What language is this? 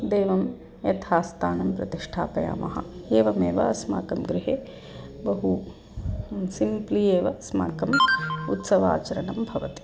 Sanskrit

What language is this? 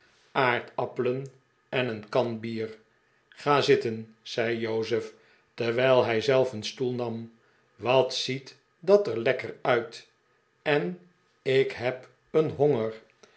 Dutch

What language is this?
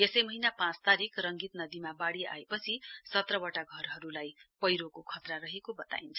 Nepali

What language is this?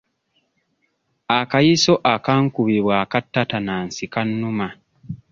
Ganda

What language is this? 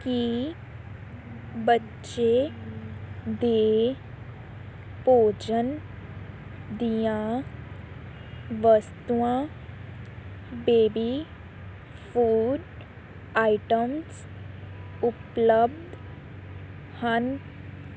Punjabi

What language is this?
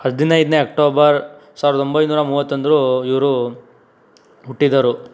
Kannada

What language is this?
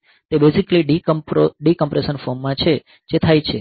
Gujarati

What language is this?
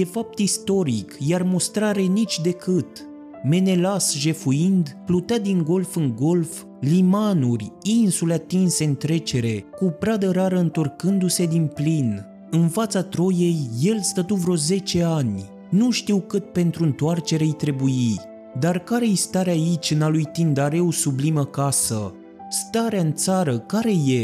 Romanian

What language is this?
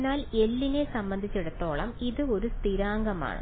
Malayalam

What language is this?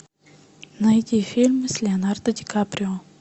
Russian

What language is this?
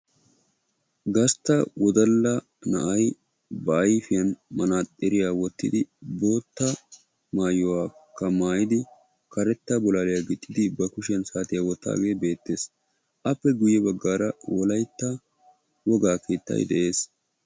Wolaytta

